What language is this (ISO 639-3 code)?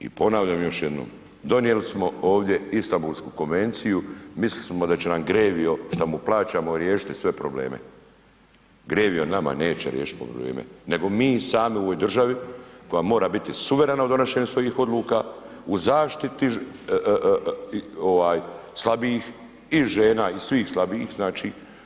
hrv